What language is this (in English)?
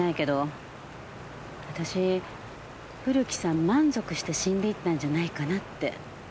Japanese